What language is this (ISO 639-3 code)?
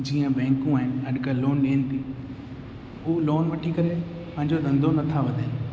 snd